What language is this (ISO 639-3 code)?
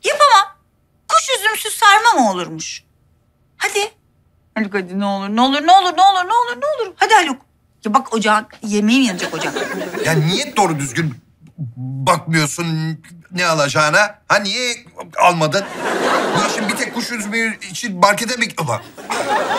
tur